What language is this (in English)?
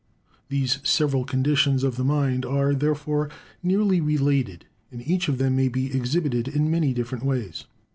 English